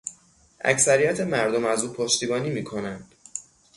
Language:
Persian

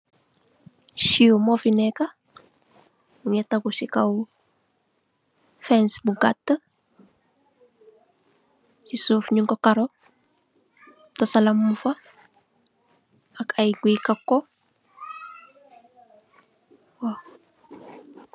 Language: Wolof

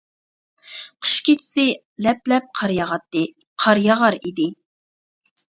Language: Uyghur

